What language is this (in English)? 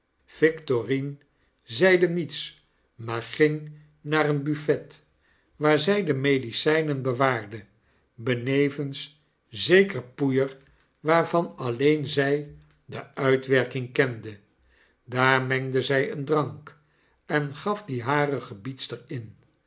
Dutch